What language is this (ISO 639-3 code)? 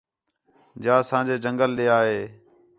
xhe